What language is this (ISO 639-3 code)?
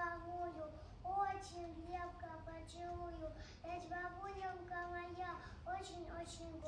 rus